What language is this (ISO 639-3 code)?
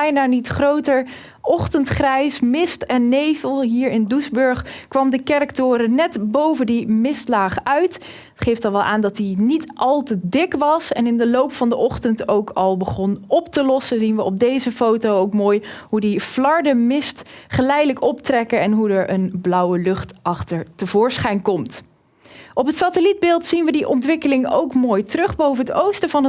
nld